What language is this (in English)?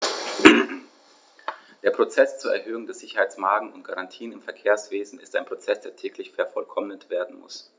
German